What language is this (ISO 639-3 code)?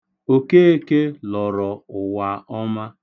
ibo